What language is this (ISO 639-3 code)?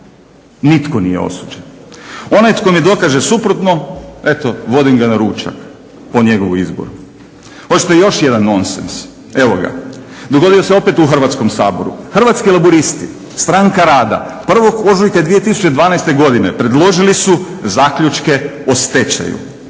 hrv